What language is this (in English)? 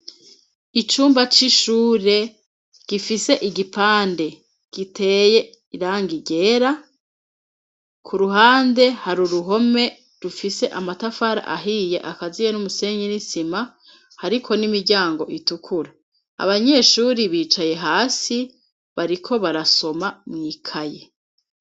Rundi